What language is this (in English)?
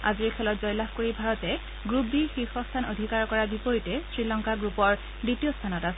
Assamese